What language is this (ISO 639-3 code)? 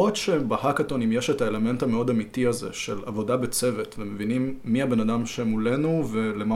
heb